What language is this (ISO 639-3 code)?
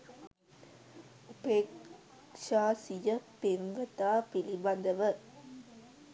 sin